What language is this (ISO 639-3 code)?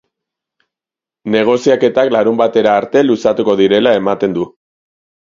eus